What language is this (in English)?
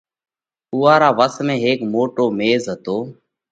Parkari Koli